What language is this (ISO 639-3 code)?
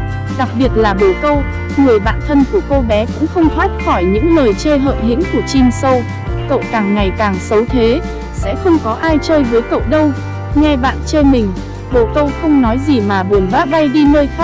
vie